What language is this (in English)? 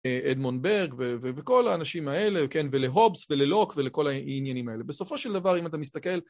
Hebrew